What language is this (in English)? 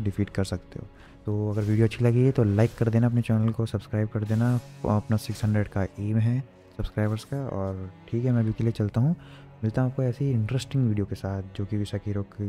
Hindi